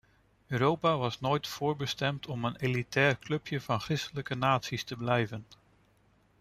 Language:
Dutch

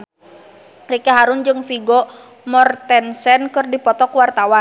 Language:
Sundanese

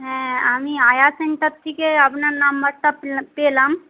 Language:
Bangla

